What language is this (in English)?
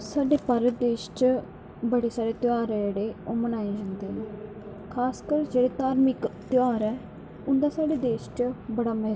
Dogri